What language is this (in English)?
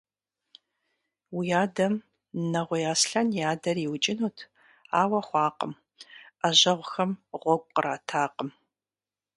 Kabardian